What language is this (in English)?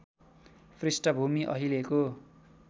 Nepali